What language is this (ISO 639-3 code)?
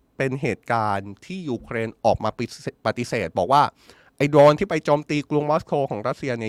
tha